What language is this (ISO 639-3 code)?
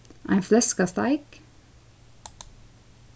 fao